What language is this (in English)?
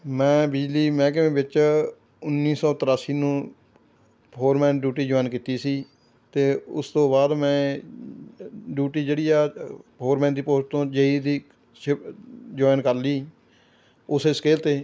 Punjabi